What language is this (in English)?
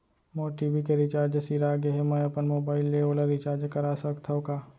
Chhattisgarhi